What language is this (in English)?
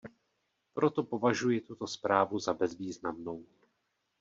Czech